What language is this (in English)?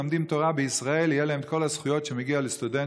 Hebrew